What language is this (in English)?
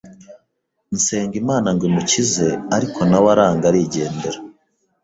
Kinyarwanda